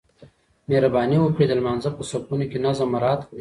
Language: Pashto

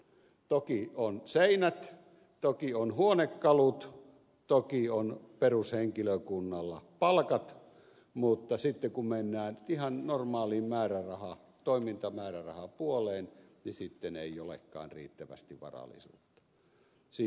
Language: Finnish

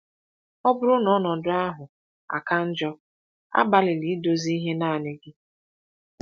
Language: Igbo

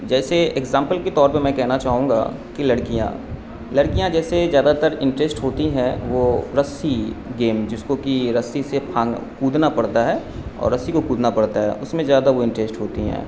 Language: Urdu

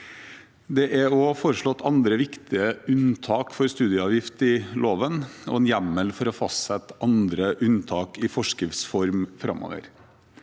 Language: Norwegian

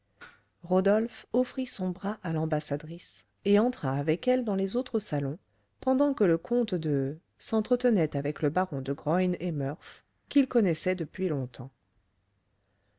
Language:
French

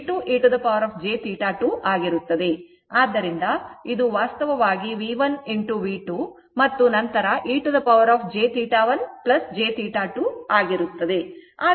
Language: Kannada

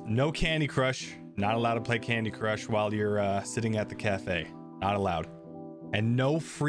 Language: English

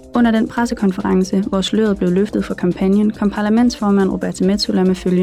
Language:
Danish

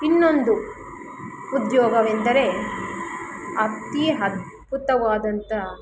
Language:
Kannada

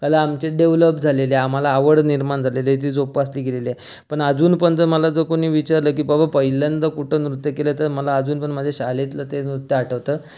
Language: Marathi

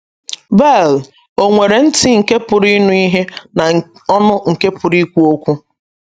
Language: Igbo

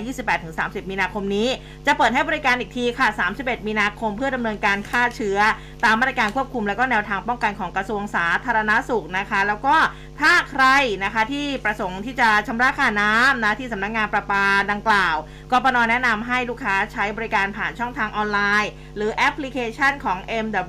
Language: Thai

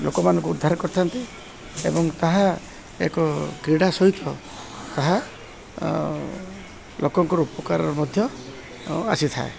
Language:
Odia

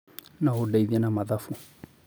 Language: Kikuyu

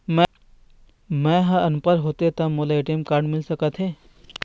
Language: Chhattisgarhi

